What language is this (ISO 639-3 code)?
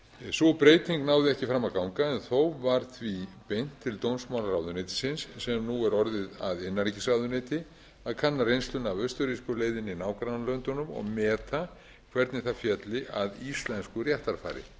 isl